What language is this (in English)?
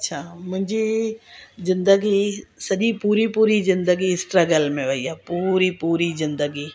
Sindhi